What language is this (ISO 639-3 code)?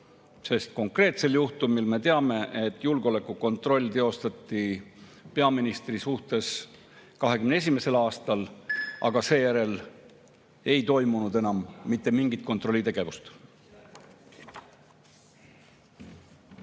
est